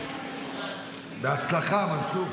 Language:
Hebrew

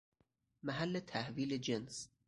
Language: Persian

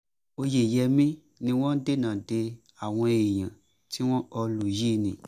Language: Yoruba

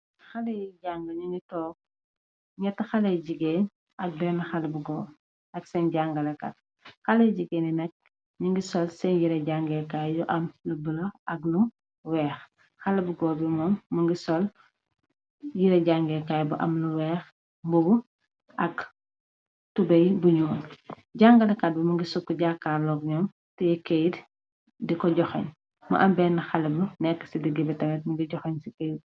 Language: Wolof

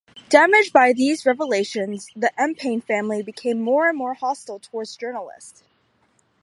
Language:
English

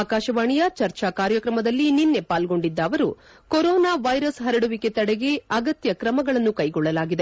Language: Kannada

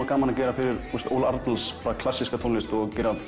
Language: Icelandic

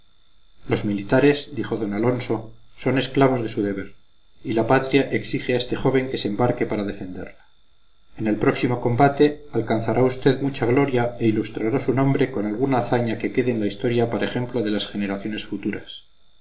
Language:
Spanish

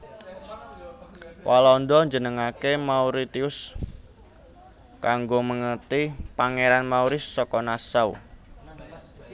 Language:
Javanese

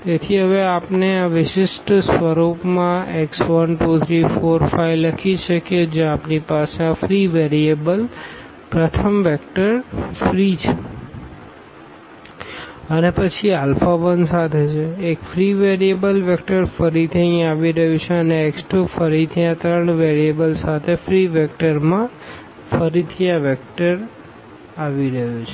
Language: Gujarati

